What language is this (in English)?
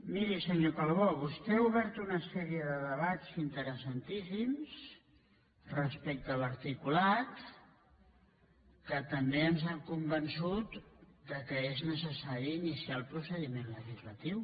Catalan